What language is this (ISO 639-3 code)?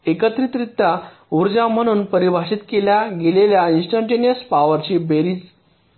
mar